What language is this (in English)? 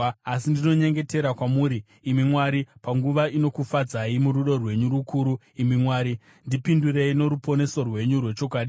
Shona